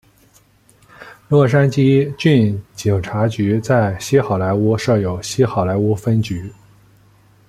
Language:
Chinese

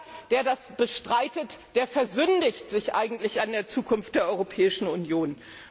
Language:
German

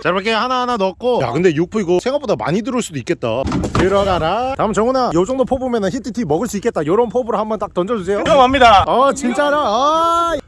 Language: Korean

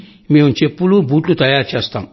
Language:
Telugu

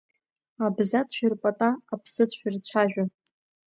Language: Abkhazian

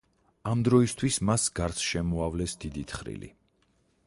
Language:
Georgian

